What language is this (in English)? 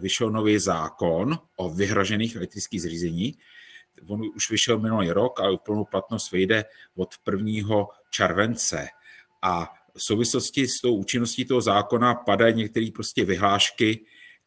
Czech